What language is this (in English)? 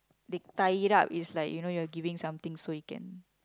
English